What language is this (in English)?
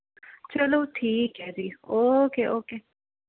Punjabi